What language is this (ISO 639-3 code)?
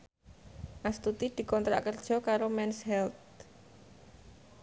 jav